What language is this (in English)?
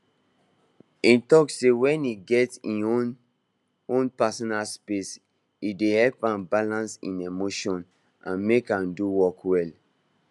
Nigerian Pidgin